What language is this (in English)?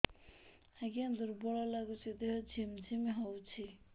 Odia